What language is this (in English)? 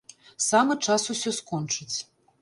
Belarusian